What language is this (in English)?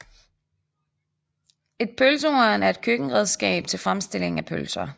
Danish